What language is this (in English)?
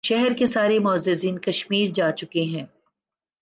Urdu